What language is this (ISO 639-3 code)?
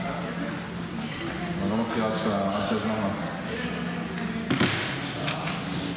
heb